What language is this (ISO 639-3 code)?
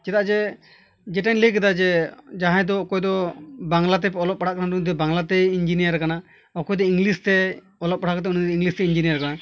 sat